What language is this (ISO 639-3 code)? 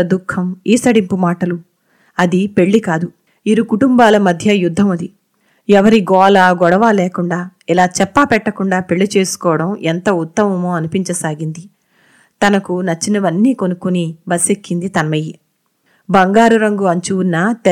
tel